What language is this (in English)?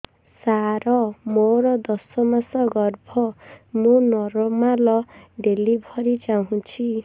Odia